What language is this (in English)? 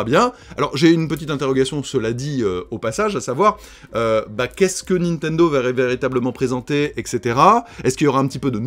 French